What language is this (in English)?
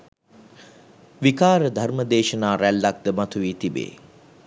Sinhala